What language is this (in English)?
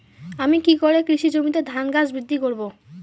Bangla